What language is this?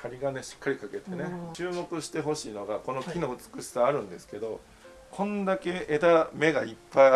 Japanese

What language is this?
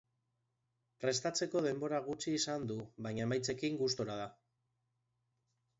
Basque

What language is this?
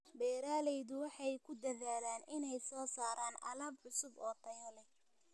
Somali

